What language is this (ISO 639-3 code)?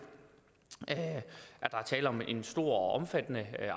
dan